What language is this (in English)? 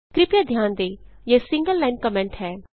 Hindi